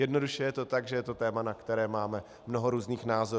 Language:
Czech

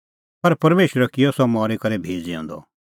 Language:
Kullu Pahari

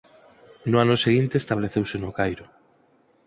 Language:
Galician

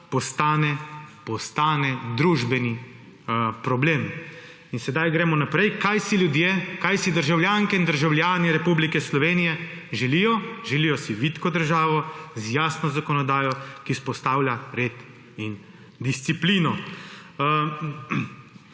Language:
Slovenian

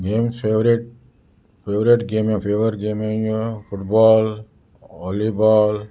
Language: Konkani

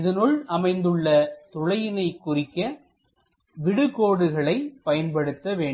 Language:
Tamil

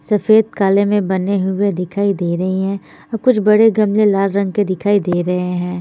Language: Hindi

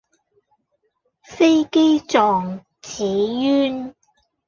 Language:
Cantonese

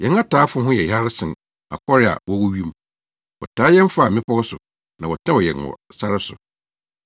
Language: Akan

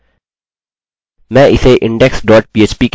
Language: Hindi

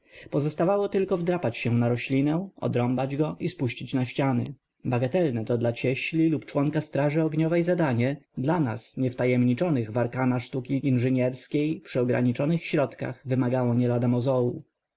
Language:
Polish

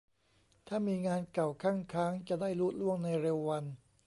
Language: Thai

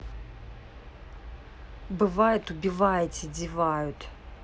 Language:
Russian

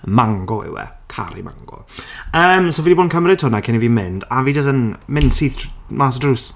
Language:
Welsh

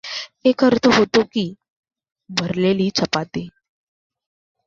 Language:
Marathi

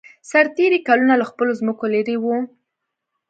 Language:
Pashto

